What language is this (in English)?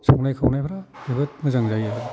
Bodo